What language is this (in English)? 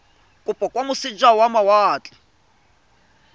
Tswana